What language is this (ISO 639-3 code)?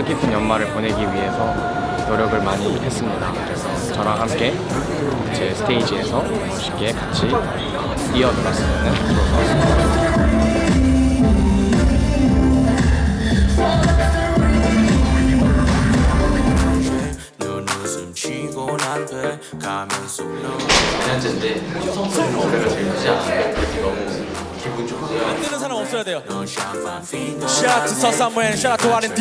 kor